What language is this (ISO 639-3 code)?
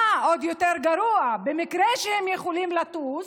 heb